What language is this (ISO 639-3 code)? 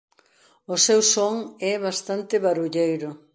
glg